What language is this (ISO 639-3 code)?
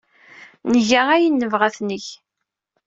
kab